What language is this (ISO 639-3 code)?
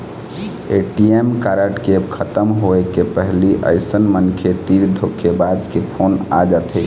hne